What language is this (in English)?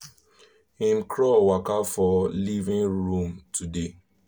Nigerian Pidgin